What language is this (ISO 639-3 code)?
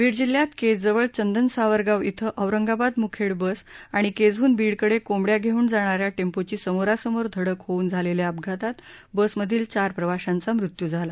mar